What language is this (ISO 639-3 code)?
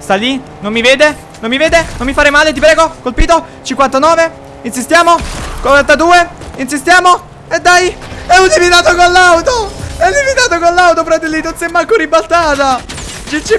ita